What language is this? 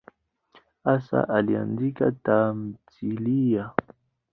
Swahili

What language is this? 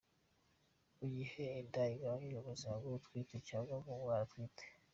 Kinyarwanda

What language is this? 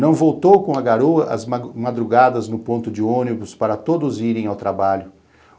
Portuguese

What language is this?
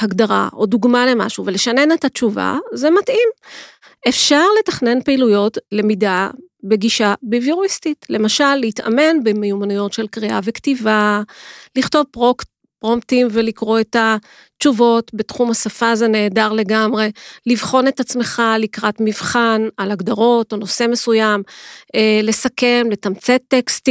Hebrew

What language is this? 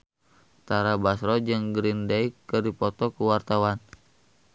Sundanese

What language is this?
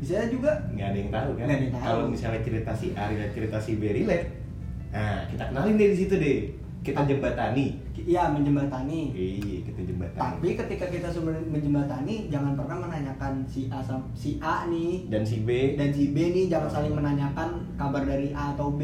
Indonesian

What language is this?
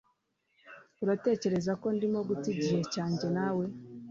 Kinyarwanda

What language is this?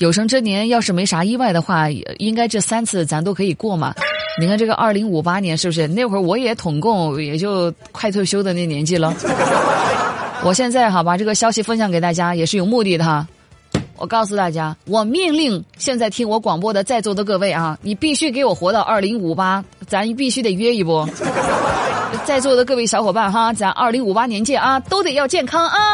Chinese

